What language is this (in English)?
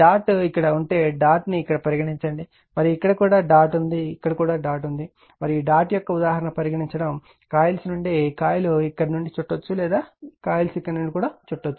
Telugu